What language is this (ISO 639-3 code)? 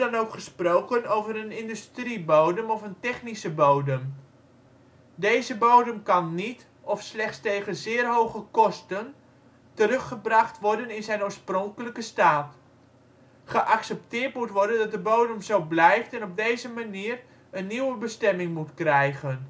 nld